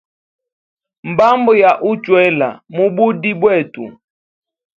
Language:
Hemba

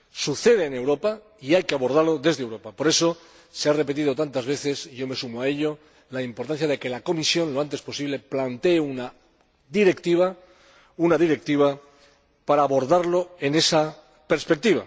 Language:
Spanish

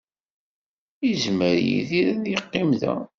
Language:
Kabyle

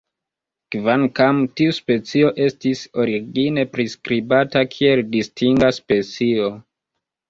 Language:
Esperanto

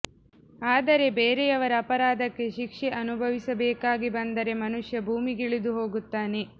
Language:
Kannada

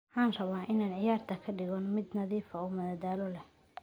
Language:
Somali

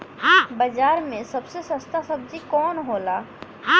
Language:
Bhojpuri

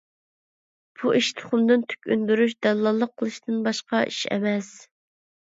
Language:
Uyghur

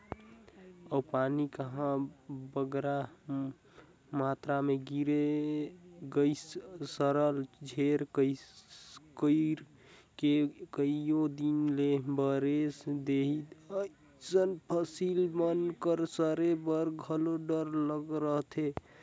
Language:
Chhattisgarhi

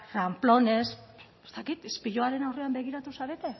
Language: Basque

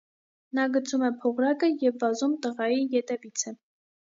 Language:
Armenian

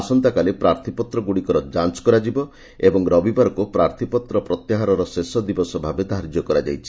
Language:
Odia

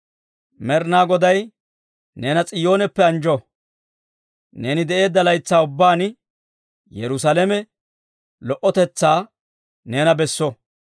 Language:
Dawro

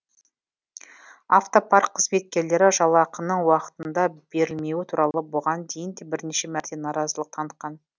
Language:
Kazakh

